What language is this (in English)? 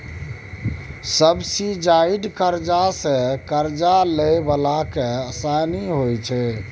Maithili